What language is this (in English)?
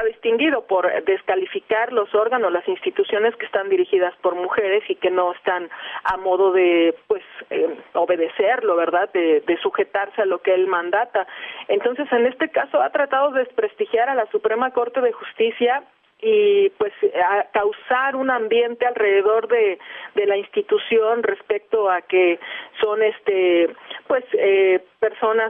Spanish